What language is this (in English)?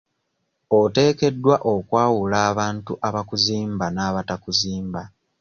Ganda